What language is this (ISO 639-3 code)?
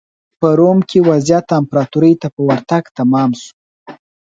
pus